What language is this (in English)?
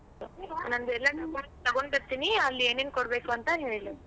Kannada